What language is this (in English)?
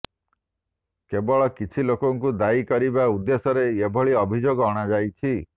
Odia